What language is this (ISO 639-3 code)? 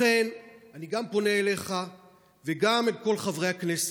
heb